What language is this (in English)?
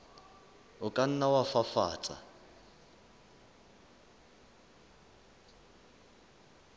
Southern Sotho